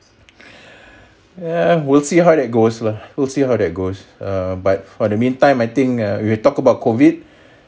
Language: English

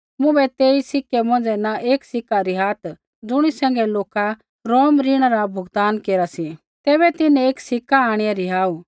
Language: Kullu Pahari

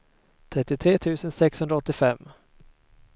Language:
Swedish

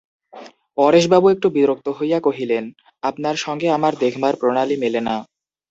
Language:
Bangla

